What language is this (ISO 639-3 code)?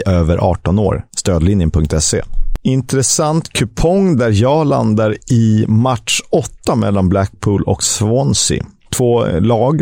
swe